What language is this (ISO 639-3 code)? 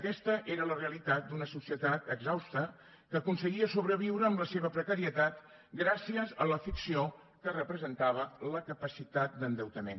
cat